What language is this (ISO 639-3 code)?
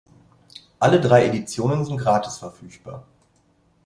deu